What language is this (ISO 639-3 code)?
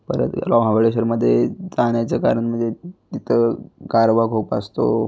mar